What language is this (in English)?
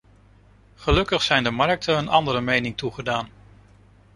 Dutch